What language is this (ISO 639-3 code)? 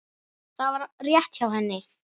isl